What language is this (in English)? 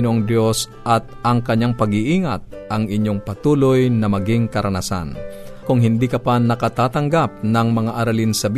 Filipino